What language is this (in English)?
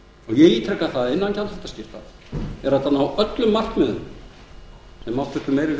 Icelandic